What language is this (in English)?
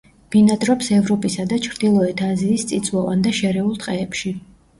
Georgian